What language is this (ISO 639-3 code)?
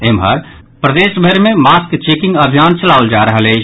mai